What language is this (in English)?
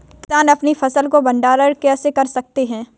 Hindi